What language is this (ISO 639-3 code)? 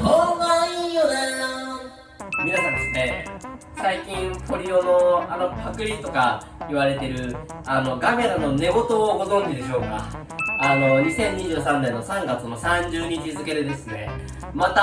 jpn